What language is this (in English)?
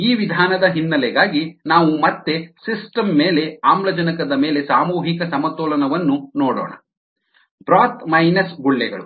Kannada